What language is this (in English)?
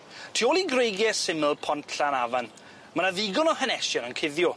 Welsh